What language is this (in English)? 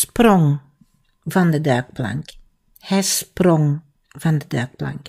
Dutch